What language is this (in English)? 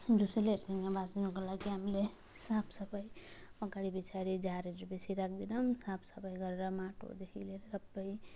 Nepali